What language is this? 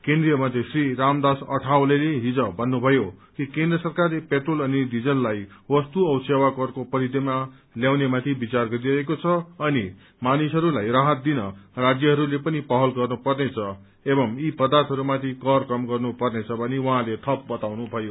Nepali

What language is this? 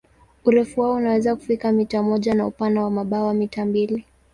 Swahili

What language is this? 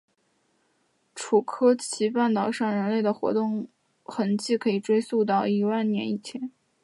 Chinese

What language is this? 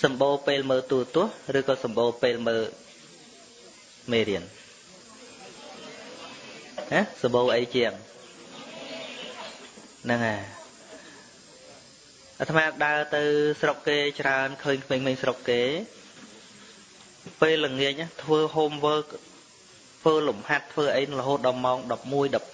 Vietnamese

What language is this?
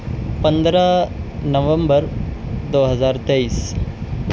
Urdu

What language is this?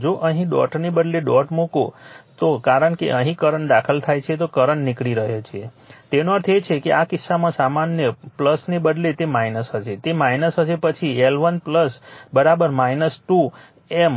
Gujarati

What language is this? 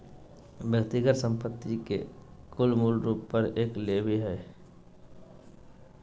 Magahi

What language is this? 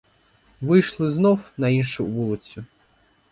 Ukrainian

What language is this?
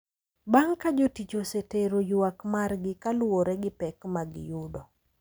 Luo (Kenya and Tanzania)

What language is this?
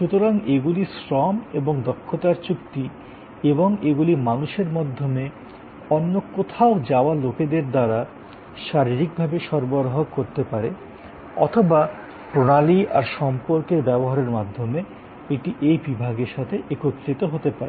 Bangla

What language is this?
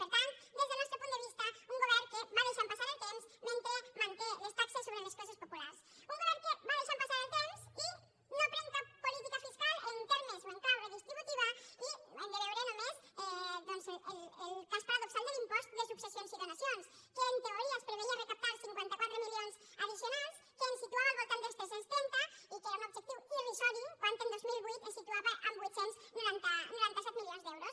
Catalan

